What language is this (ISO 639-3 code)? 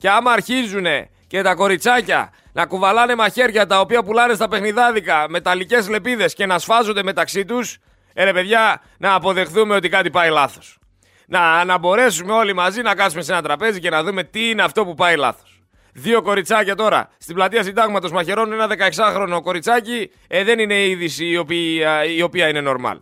ell